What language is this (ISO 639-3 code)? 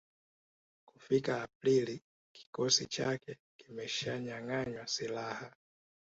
swa